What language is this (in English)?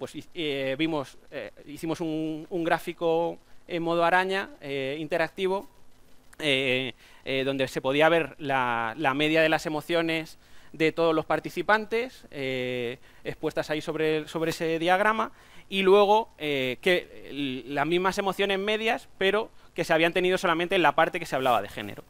Spanish